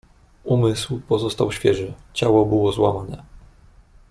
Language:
Polish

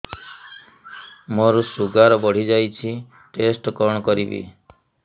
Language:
Odia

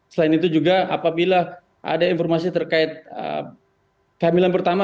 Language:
Indonesian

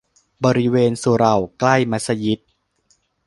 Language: Thai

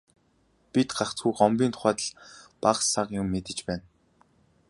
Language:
Mongolian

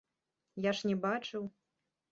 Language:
Belarusian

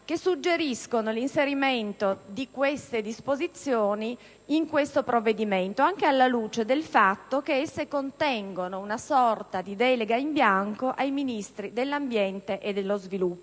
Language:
Italian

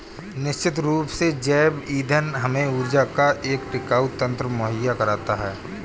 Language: Hindi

